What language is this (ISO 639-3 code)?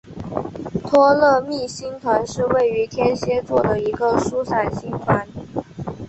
zho